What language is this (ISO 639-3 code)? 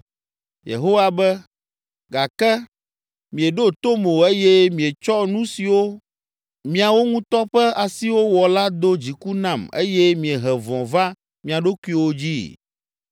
ewe